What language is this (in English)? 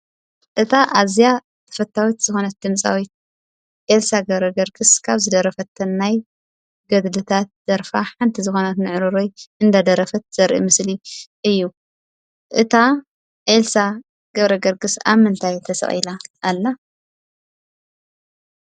Tigrinya